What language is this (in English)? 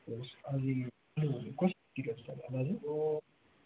Nepali